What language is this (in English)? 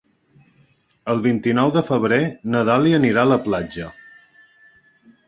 Catalan